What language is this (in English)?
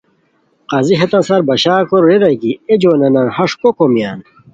Khowar